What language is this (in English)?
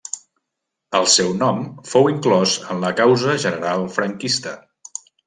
Catalan